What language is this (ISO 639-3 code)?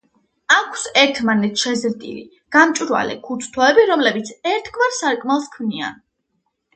kat